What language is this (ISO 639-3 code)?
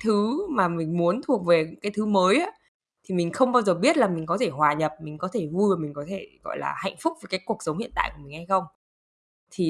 vie